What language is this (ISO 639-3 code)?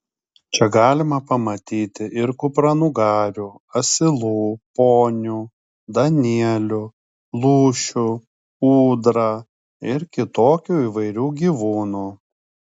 lit